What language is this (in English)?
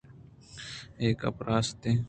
Eastern Balochi